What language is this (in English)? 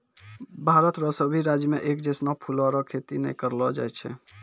Maithili